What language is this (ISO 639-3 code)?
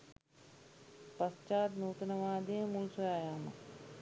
sin